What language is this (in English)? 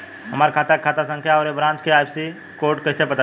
Bhojpuri